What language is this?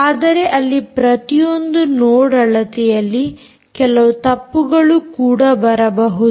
Kannada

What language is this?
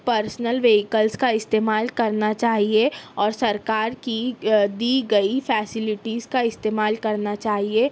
Urdu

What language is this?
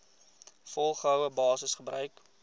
Afrikaans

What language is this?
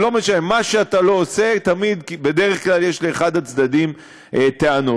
Hebrew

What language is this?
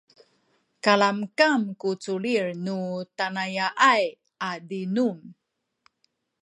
Sakizaya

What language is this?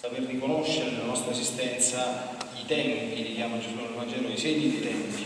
Italian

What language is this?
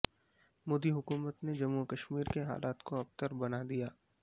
Urdu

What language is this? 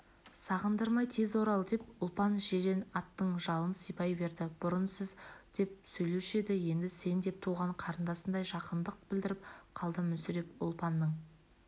Kazakh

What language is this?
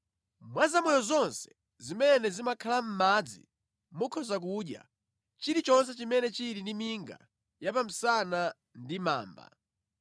Nyanja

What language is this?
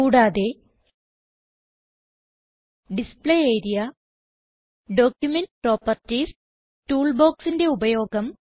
Malayalam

